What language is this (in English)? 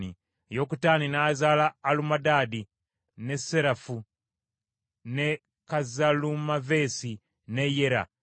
Ganda